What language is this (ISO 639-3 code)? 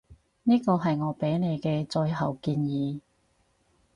yue